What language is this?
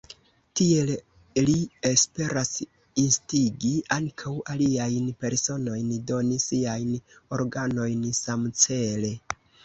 Esperanto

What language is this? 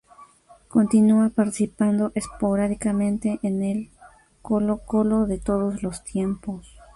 Spanish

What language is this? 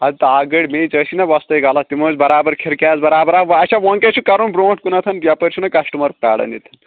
Kashmiri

